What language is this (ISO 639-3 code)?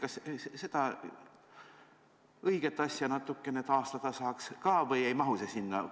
est